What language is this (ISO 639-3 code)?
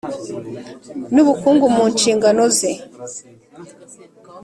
kin